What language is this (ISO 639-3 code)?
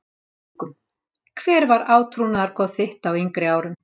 isl